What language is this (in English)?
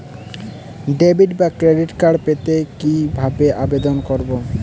Bangla